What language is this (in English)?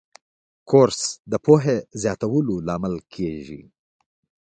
Pashto